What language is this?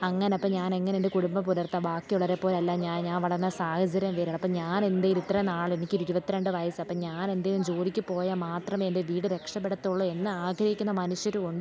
Malayalam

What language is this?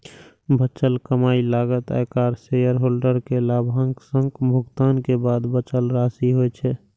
Maithili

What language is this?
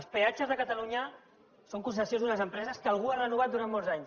Catalan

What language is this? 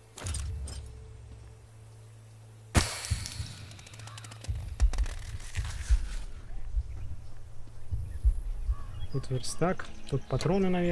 Russian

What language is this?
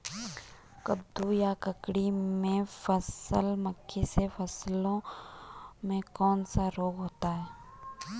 Hindi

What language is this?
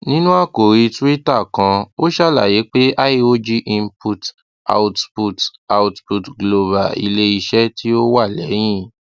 Yoruba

